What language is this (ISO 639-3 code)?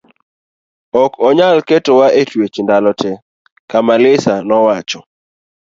luo